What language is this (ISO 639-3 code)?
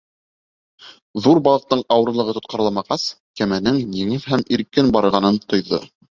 bak